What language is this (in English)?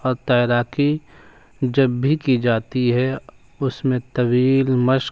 Urdu